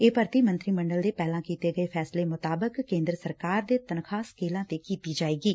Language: Punjabi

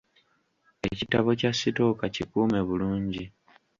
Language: Ganda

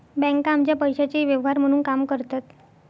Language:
Marathi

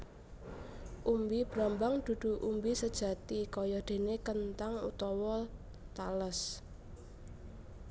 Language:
Javanese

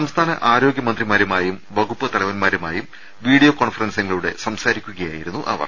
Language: Malayalam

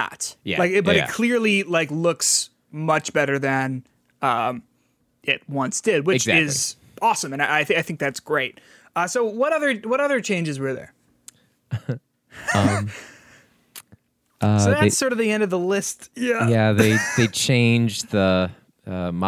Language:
English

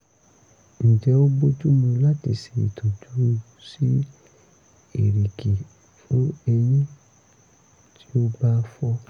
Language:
Yoruba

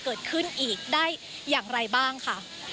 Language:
Thai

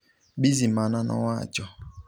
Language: Luo (Kenya and Tanzania)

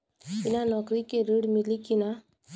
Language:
Bhojpuri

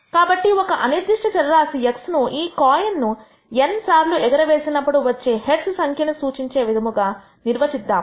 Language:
Telugu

